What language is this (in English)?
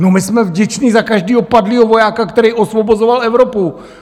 Czech